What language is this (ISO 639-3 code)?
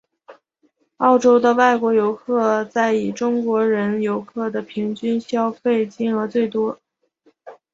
zho